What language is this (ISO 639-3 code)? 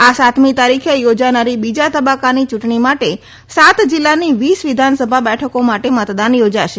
guj